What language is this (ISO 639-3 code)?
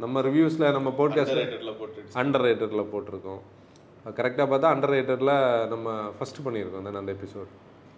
tam